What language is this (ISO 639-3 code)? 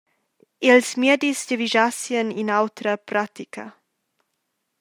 roh